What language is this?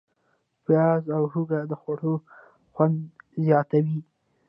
Pashto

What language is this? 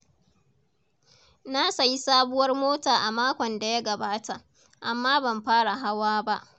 Hausa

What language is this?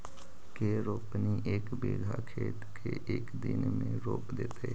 Magahi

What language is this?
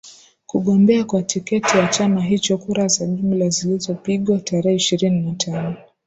Swahili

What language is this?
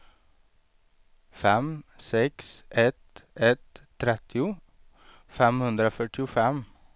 Swedish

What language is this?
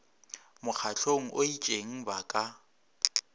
Northern Sotho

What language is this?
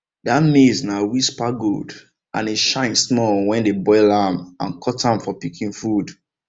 Nigerian Pidgin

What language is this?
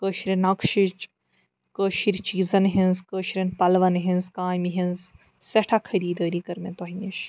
Kashmiri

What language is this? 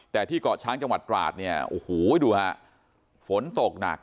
Thai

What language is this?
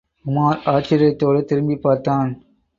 Tamil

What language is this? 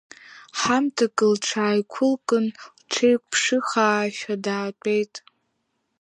Abkhazian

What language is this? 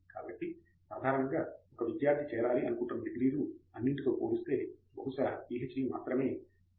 Telugu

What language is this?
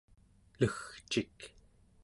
Central Yupik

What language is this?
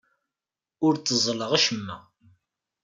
Kabyle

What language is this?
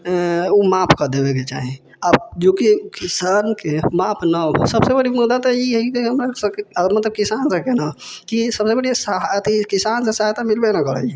Maithili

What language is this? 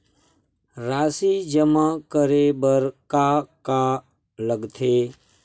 Chhattisgarhi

